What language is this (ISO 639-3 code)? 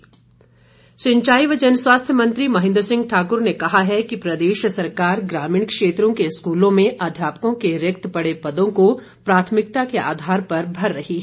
hin